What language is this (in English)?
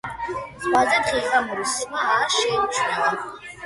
Georgian